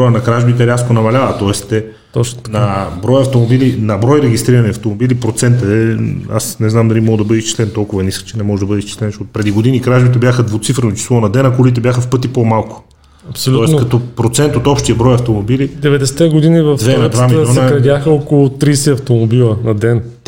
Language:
Bulgarian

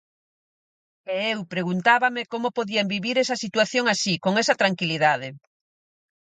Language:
Galician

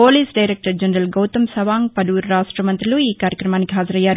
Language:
Telugu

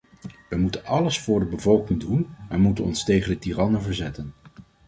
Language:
Dutch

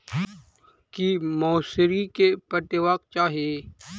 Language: Maithili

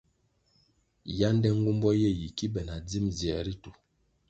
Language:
Kwasio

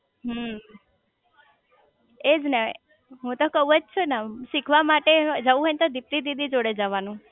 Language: Gujarati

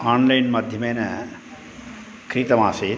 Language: Sanskrit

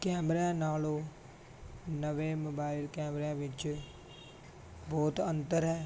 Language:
Punjabi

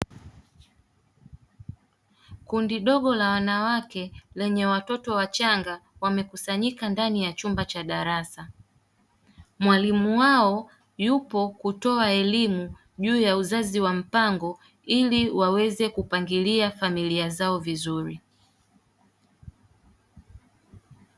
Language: Swahili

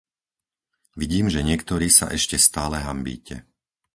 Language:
Slovak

